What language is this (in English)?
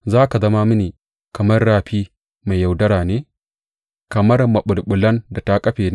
Hausa